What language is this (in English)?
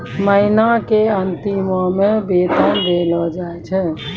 Maithili